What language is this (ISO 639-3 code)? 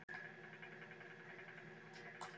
isl